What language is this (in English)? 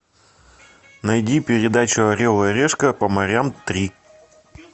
Russian